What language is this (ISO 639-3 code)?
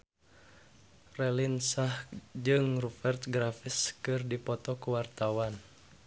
sun